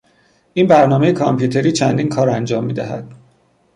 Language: Persian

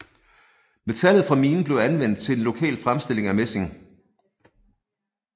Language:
Danish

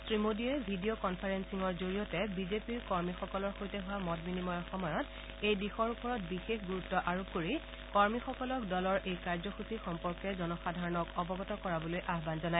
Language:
Assamese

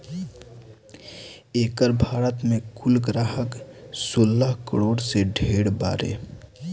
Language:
Bhojpuri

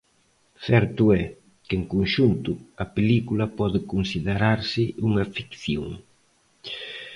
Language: Galician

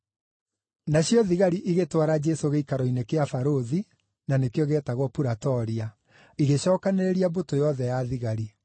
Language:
Kikuyu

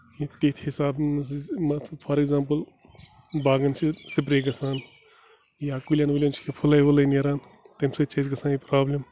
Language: Kashmiri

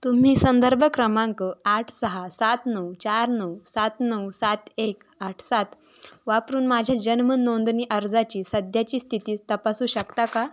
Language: Marathi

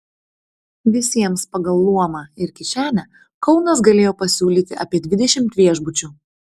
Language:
Lithuanian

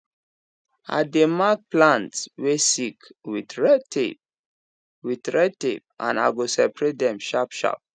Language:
Nigerian Pidgin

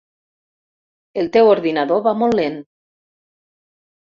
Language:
Catalan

